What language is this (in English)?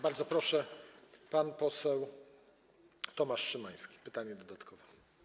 Polish